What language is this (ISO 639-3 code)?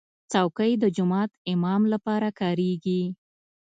pus